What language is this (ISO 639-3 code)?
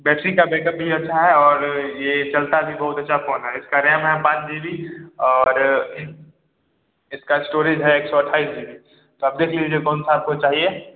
hin